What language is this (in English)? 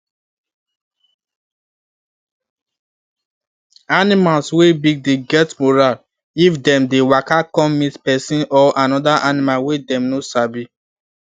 Nigerian Pidgin